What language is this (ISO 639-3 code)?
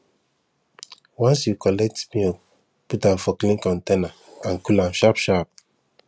pcm